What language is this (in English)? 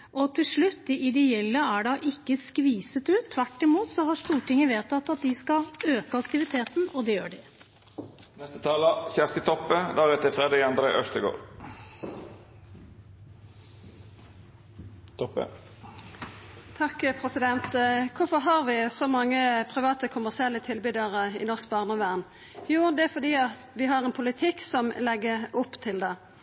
Norwegian